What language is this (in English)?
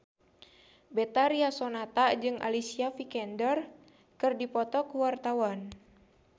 Sundanese